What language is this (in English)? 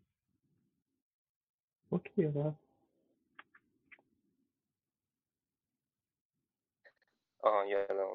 Persian